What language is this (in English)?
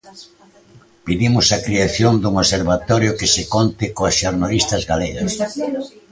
Galician